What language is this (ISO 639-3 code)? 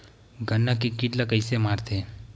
hne